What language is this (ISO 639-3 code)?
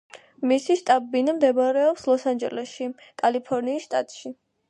kat